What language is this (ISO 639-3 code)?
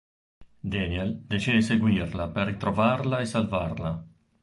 ita